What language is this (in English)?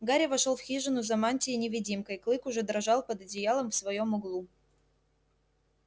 Russian